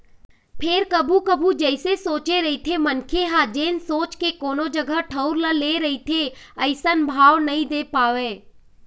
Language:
Chhattisgarhi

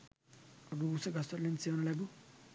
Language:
Sinhala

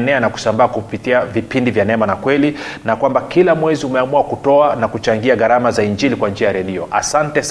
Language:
Swahili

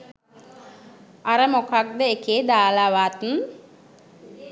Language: Sinhala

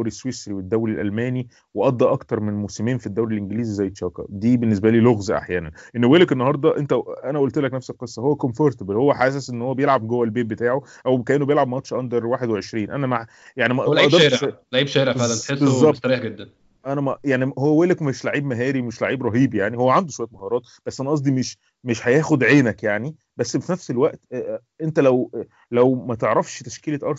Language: Arabic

